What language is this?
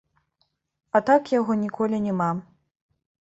Belarusian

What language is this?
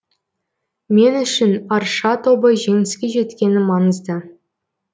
Kazakh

